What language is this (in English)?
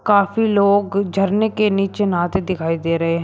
Hindi